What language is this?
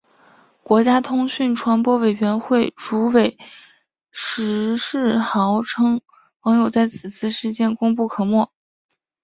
Chinese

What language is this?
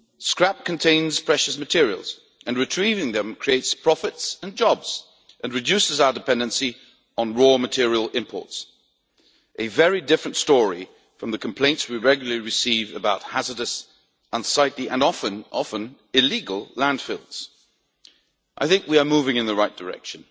English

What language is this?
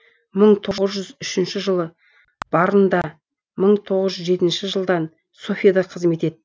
Kazakh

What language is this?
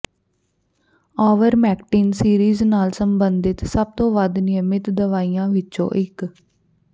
Punjabi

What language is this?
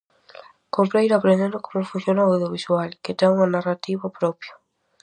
Galician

